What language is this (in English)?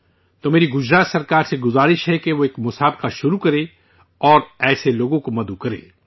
Urdu